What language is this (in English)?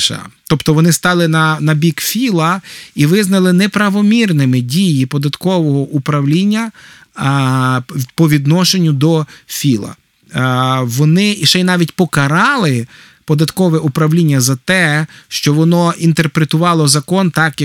Ukrainian